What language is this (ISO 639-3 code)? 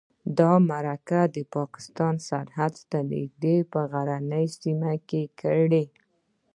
pus